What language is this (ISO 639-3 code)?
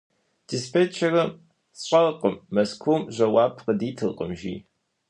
kbd